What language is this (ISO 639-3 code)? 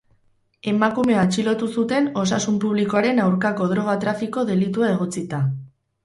eus